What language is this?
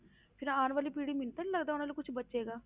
Punjabi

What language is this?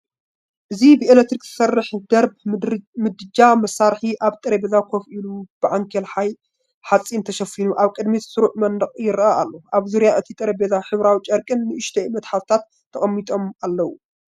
Tigrinya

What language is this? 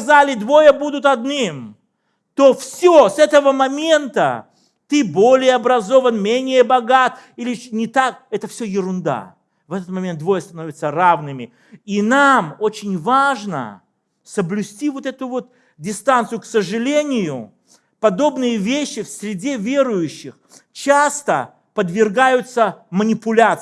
Russian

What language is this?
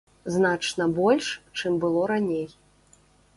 Belarusian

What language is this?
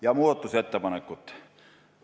Estonian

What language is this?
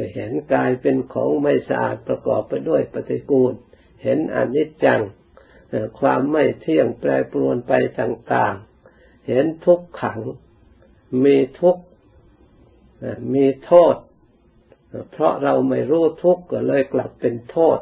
Thai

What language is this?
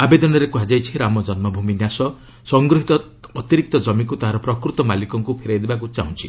Odia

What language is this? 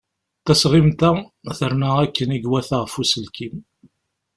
Kabyle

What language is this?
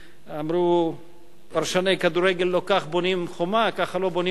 Hebrew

